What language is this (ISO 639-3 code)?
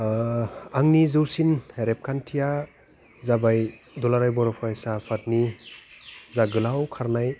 brx